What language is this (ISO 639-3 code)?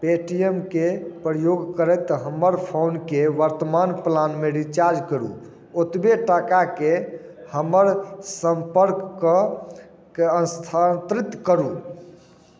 mai